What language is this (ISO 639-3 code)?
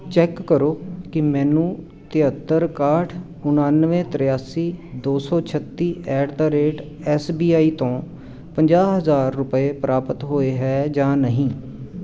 pan